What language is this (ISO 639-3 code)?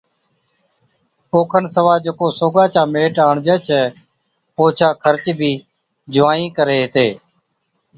odk